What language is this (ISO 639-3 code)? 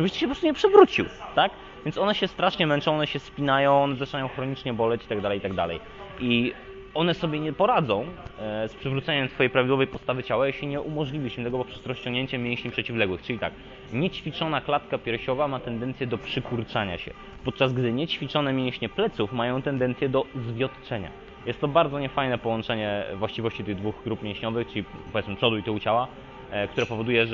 pol